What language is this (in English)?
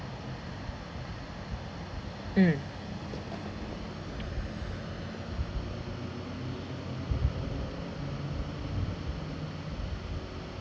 English